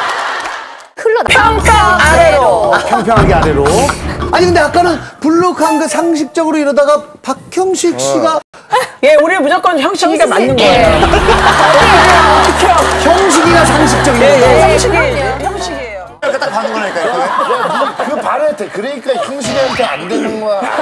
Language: Korean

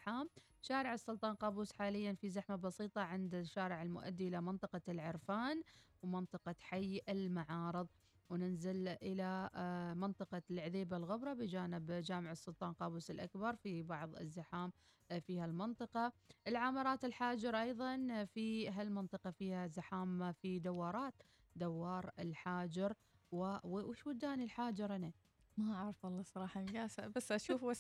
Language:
Arabic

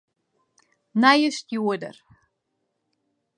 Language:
Western Frisian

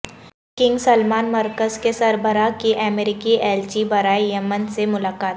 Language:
Urdu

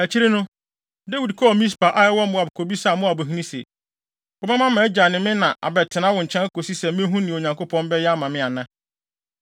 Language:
Akan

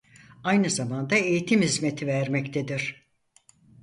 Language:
Turkish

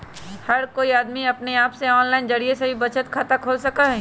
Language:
Magahi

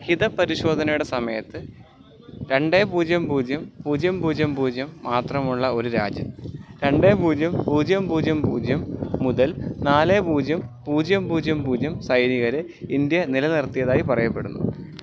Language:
Malayalam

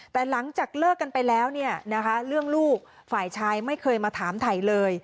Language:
Thai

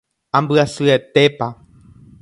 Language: Guarani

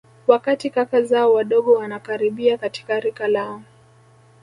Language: Swahili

